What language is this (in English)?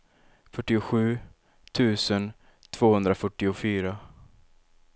Swedish